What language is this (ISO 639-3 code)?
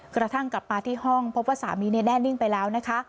tha